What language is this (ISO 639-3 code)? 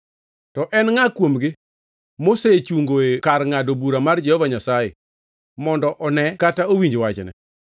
luo